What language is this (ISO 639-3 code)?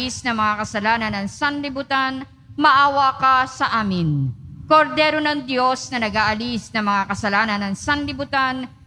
fil